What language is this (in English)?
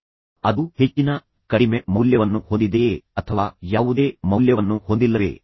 Kannada